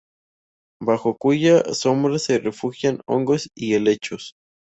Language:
Spanish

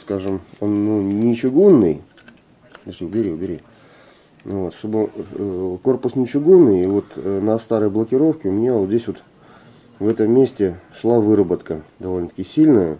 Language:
Russian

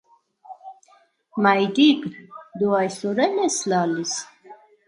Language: Armenian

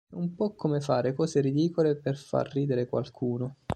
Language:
Italian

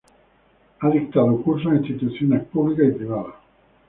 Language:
Spanish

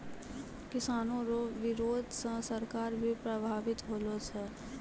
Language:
Maithili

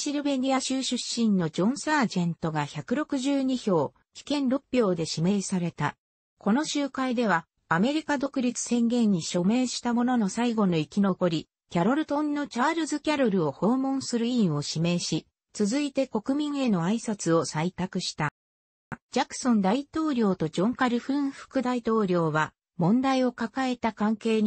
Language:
Japanese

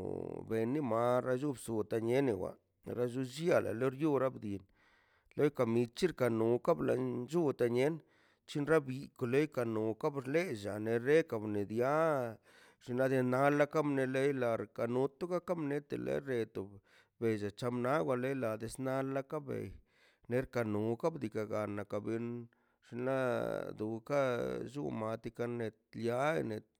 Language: Mazaltepec Zapotec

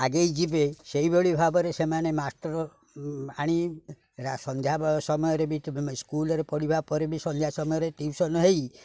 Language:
Odia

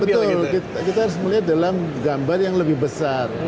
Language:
Indonesian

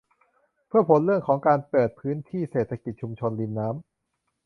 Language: Thai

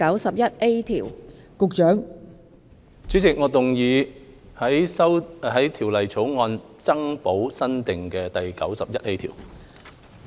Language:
Cantonese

